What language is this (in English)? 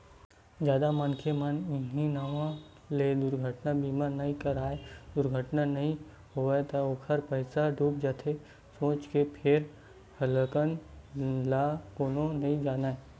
Chhattisgarhi